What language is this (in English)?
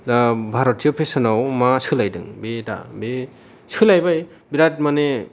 Bodo